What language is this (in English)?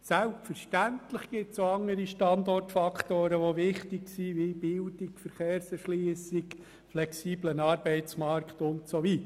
Swiss German